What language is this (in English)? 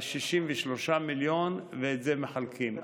Hebrew